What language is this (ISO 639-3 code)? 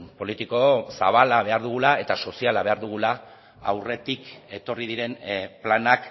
eus